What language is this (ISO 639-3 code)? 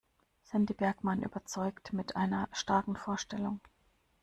deu